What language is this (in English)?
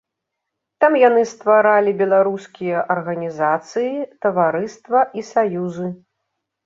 Belarusian